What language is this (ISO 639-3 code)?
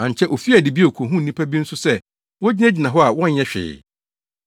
aka